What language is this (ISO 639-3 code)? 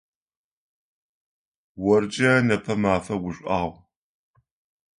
ady